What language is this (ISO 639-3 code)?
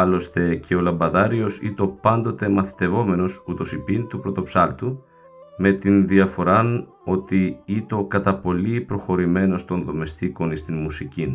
ell